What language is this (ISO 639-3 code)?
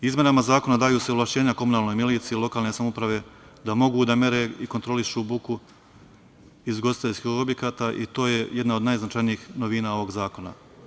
srp